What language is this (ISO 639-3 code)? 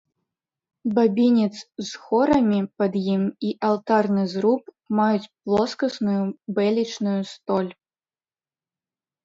bel